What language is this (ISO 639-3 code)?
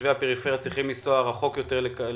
heb